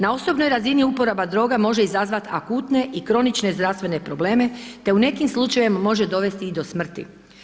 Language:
Croatian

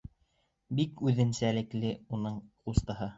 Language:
Bashkir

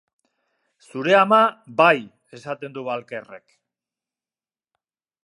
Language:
Basque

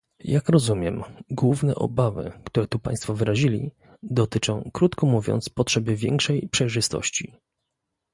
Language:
Polish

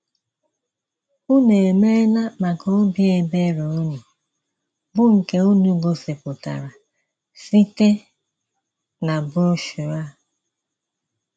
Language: Igbo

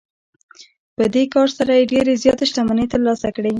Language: Pashto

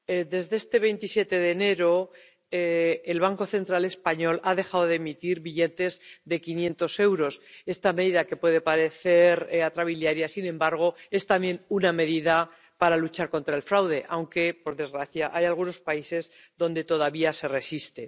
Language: Spanish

